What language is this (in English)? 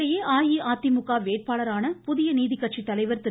Tamil